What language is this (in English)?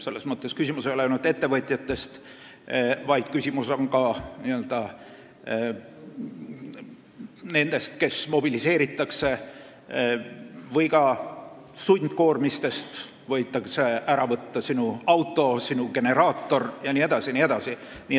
Estonian